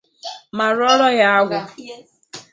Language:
Igbo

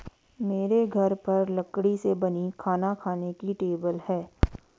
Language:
Hindi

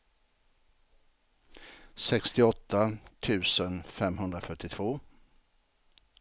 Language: Swedish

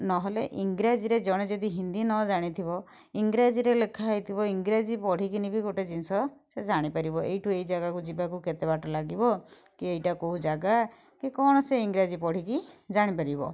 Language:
Odia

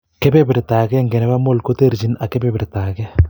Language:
Kalenjin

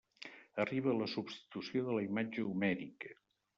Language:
Catalan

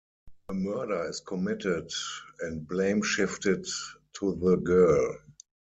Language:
English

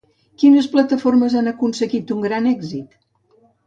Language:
Catalan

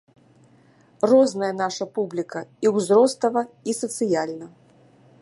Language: Belarusian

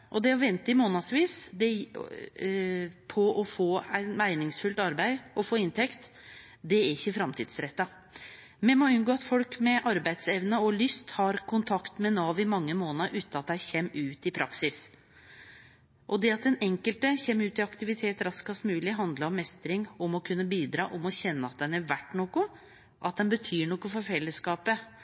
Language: Norwegian Nynorsk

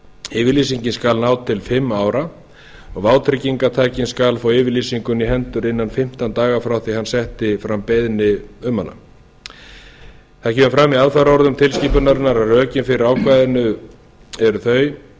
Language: Icelandic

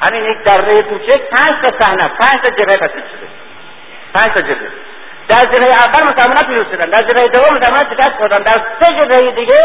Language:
Persian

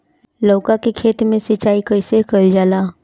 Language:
Bhojpuri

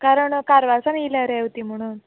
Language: Konkani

